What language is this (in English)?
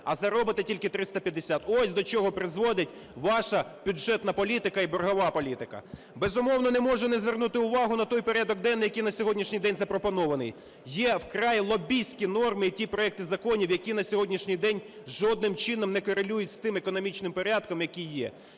Ukrainian